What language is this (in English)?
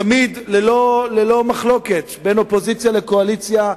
Hebrew